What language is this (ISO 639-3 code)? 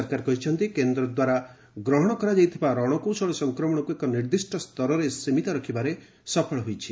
ori